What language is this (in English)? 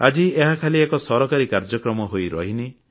Odia